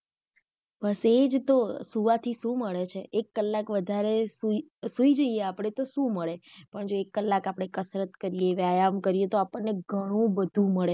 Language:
Gujarati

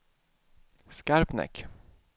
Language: Swedish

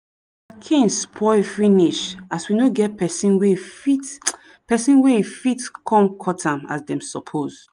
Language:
Nigerian Pidgin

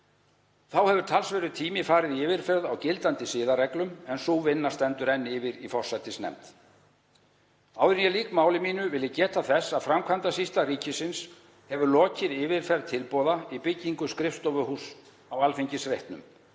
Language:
Icelandic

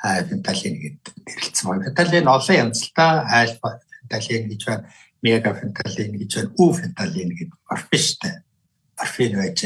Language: Turkish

